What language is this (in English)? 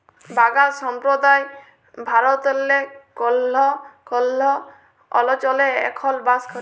Bangla